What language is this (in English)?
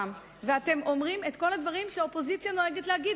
Hebrew